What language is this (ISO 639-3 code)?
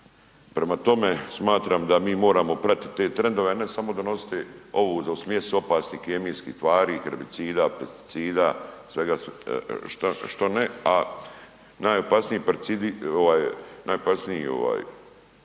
hrv